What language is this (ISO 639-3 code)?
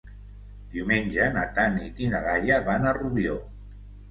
cat